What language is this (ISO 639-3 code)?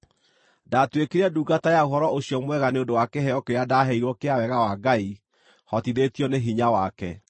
kik